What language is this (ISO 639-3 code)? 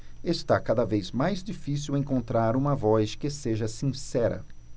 por